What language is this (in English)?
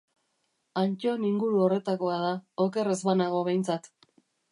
Basque